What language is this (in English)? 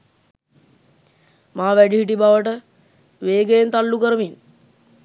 Sinhala